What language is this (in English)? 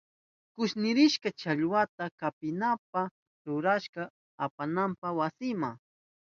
Southern Pastaza Quechua